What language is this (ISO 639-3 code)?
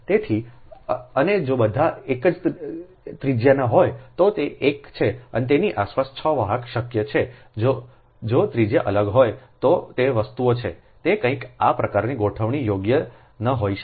guj